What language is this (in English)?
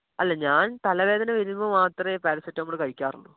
Malayalam